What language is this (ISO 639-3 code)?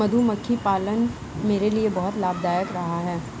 hin